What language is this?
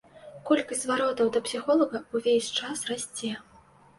Belarusian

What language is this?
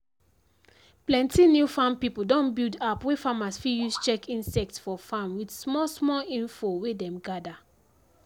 Nigerian Pidgin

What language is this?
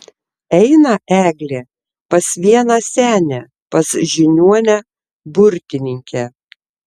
Lithuanian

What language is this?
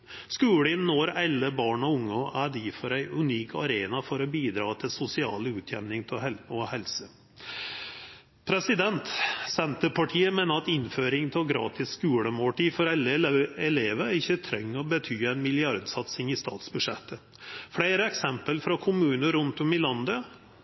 Norwegian Nynorsk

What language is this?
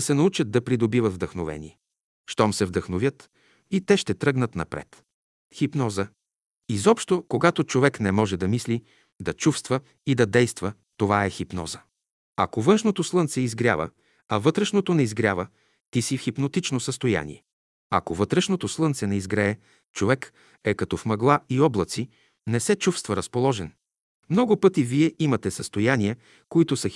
Bulgarian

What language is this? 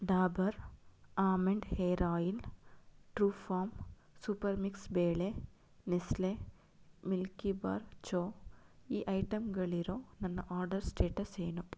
Kannada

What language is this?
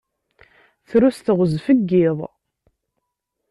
Kabyle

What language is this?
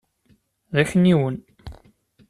Kabyle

